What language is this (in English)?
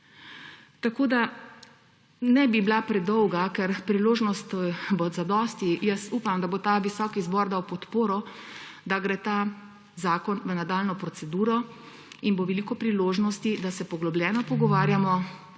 Slovenian